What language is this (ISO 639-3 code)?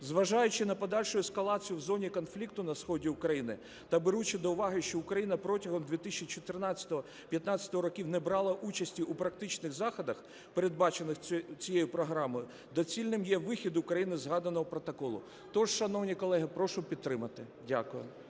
ukr